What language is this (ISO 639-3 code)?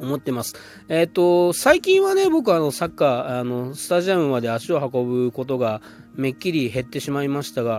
jpn